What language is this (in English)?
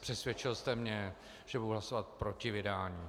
Czech